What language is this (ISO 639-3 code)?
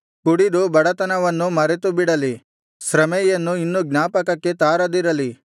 kan